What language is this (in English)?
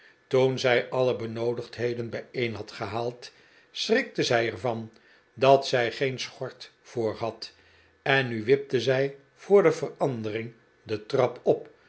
Dutch